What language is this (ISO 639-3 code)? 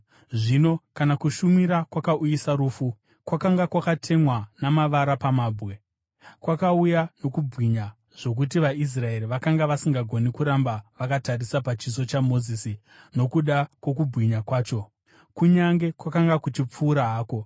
sna